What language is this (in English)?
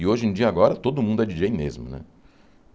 Portuguese